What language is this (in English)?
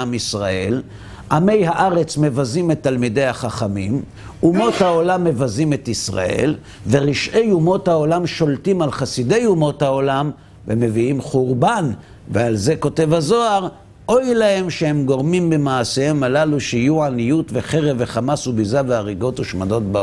Hebrew